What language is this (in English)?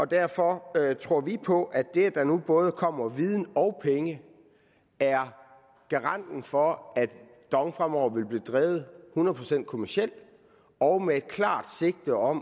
Danish